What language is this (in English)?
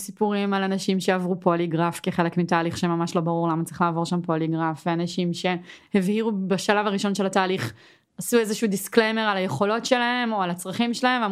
Hebrew